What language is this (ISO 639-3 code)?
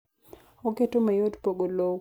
luo